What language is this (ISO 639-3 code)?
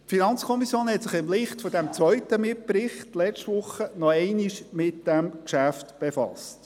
gsw